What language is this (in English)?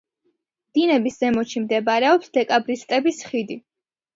Georgian